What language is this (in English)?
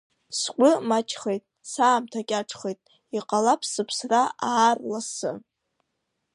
Abkhazian